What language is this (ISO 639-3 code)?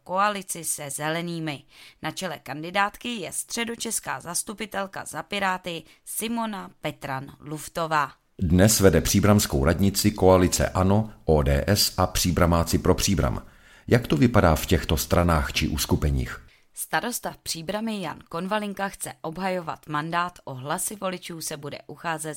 ces